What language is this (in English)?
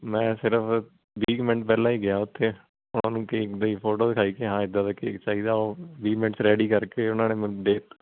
Punjabi